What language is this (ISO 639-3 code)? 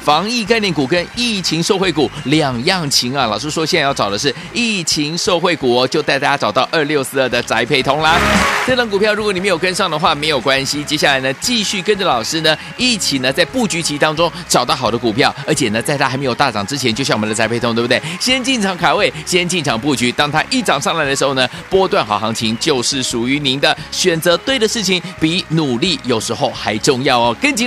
zho